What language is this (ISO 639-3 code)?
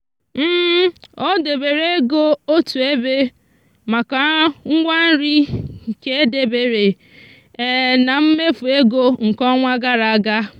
ibo